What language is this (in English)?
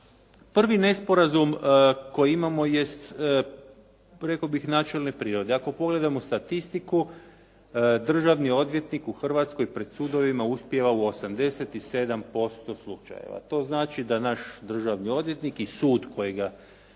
Croatian